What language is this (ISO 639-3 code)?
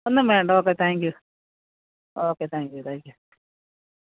mal